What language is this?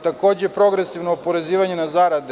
Serbian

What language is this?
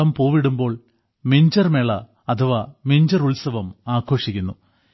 Malayalam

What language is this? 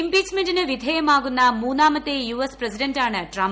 Malayalam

